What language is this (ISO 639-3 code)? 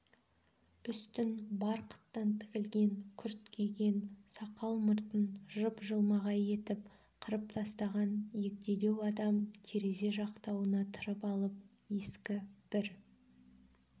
kaz